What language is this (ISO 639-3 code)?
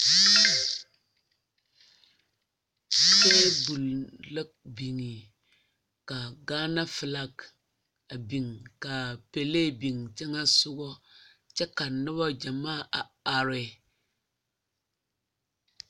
dga